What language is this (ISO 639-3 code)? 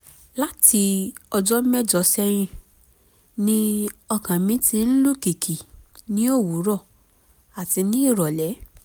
yor